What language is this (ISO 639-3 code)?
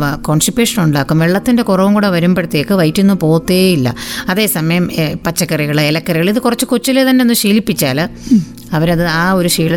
mal